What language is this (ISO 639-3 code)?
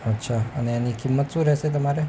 guj